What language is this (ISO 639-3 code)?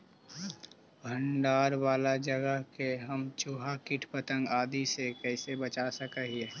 mag